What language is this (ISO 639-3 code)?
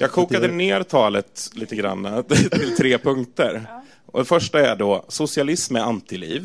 swe